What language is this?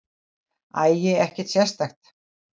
Icelandic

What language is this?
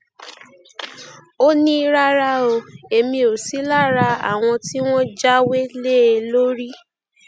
Yoruba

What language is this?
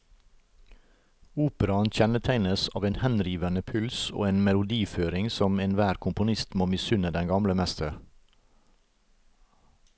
Norwegian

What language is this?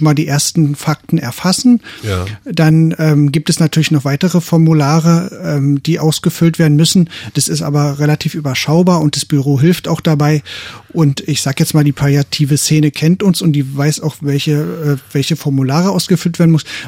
German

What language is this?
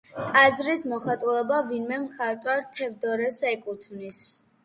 Georgian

